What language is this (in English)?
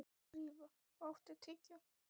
Icelandic